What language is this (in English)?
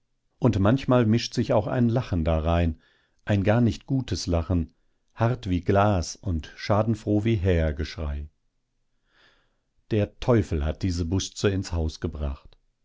German